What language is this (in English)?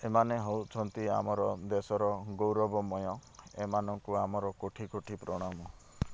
Odia